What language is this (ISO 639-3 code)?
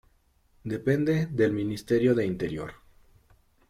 spa